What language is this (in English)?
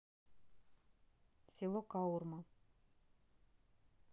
Russian